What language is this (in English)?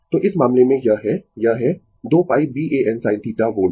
Hindi